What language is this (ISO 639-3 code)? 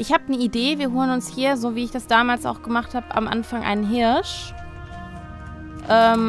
deu